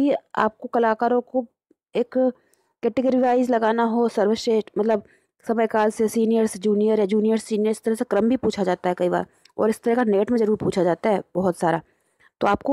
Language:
Hindi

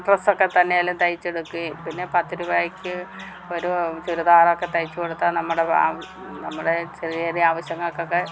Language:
Malayalam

